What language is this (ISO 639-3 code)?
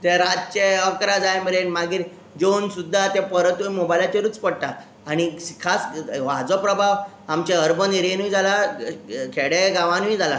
kok